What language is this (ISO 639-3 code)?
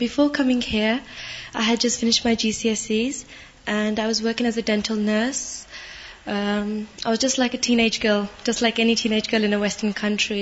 urd